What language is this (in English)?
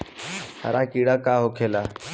Bhojpuri